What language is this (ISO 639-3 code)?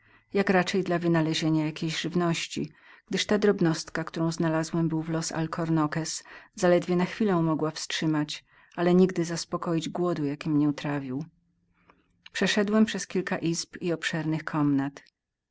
pol